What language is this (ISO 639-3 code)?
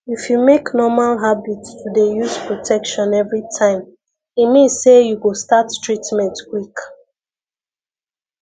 pcm